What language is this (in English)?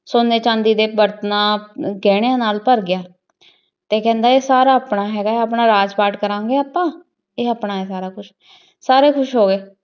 Punjabi